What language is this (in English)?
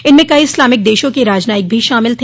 Hindi